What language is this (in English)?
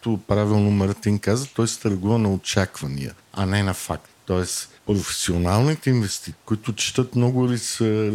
Bulgarian